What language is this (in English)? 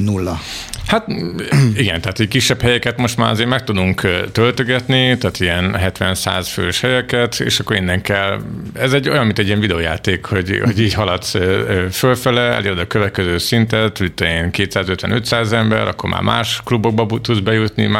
Hungarian